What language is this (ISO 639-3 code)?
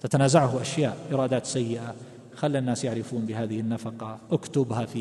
ara